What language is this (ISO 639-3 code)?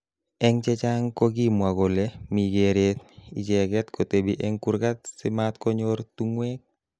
kln